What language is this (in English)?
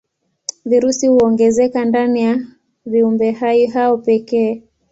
Swahili